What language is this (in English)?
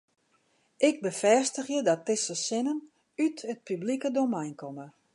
Western Frisian